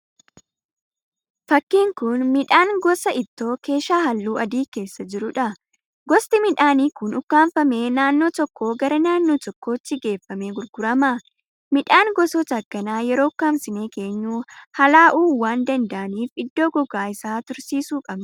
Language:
Oromo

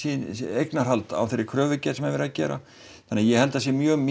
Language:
Icelandic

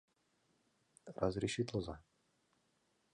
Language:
Mari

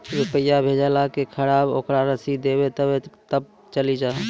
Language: Maithili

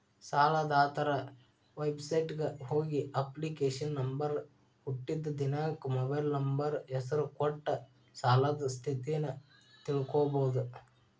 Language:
Kannada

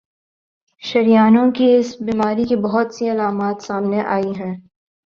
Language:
Urdu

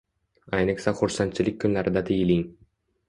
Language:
Uzbek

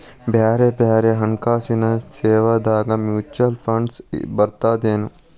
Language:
Kannada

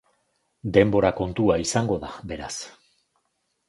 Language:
Basque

